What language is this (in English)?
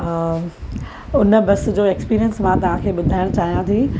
Sindhi